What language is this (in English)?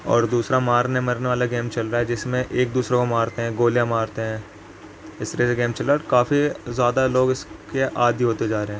Urdu